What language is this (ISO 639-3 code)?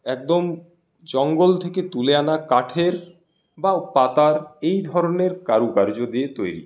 ben